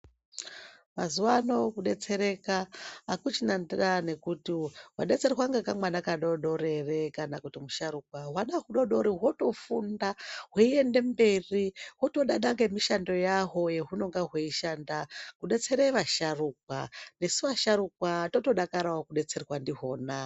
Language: Ndau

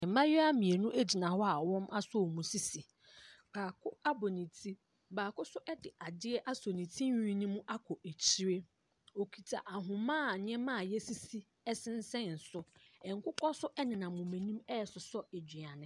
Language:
Akan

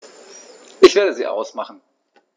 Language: German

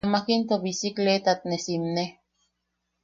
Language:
Yaqui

